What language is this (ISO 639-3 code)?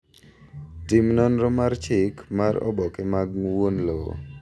luo